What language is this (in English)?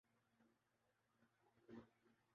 Urdu